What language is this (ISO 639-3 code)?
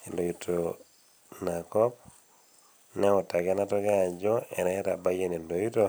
mas